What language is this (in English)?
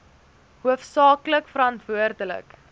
Afrikaans